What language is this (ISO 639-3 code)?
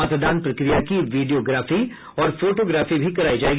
hin